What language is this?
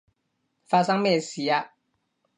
Cantonese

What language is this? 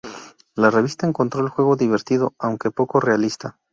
Spanish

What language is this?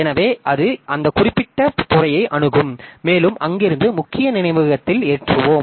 Tamil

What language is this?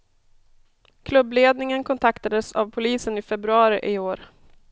Swedish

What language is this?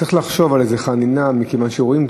Hebrew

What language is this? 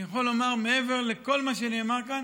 Hebrew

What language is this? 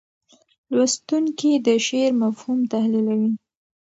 Pashto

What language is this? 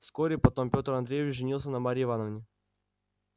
Russian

